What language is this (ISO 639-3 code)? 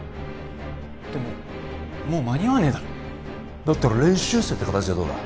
jpn